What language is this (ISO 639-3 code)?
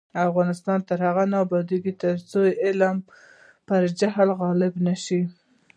pus